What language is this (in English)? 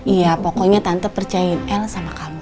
Indonesian